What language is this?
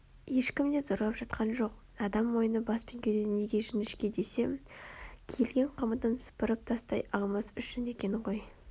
Kazakh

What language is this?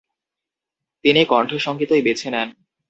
Bangla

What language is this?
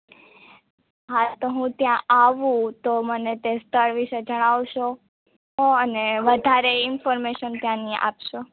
Gujarati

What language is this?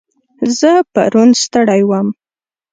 Pashto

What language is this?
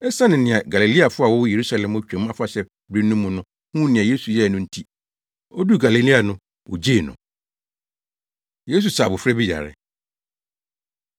Akan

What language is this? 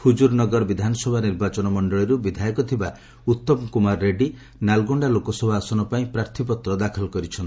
Odia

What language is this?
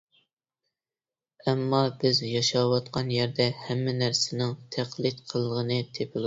Uyghur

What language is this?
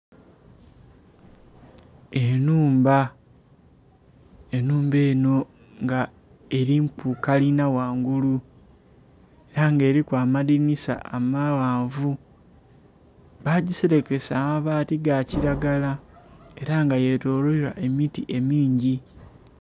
Soga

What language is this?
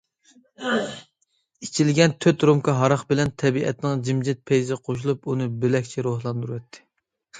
Uyghur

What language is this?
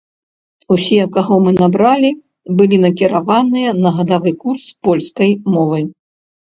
Belarusian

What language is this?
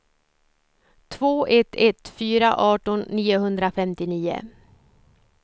Swedish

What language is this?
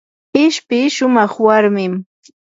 Yanahuanca Pasco Quechua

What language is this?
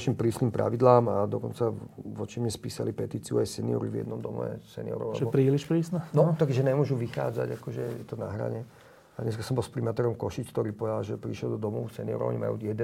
Slovak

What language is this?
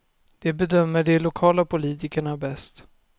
Swedish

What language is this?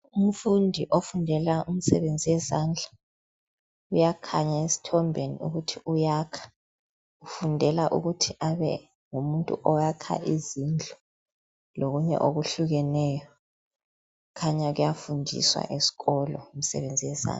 North Ndebele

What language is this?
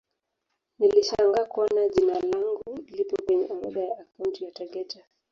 Swahili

